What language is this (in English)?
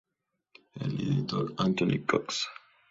Spanish